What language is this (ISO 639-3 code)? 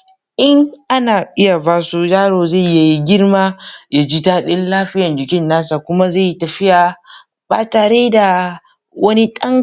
hau